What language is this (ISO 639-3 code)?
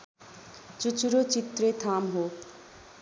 nep